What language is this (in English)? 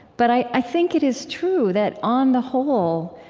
English